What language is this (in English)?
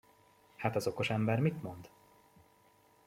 Hungarian